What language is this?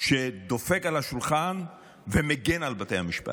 Hebrew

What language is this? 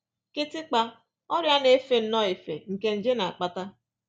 Igbo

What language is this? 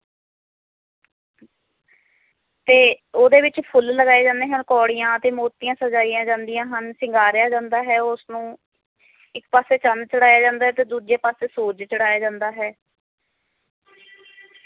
Punjabi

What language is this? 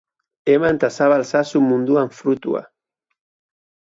Basque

